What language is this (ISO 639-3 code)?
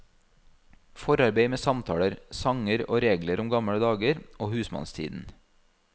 nor